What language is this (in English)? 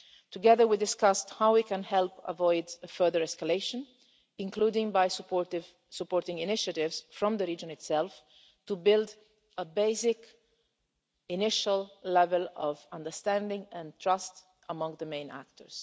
English